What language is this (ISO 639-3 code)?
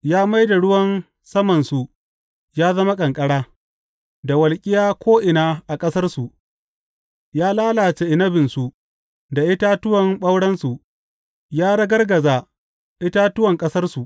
hau